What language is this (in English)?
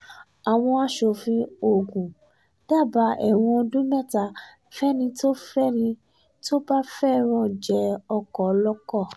Yoruba